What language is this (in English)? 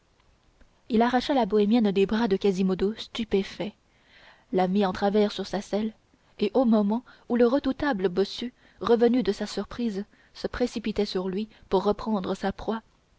French